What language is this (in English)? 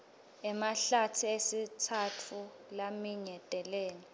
Swati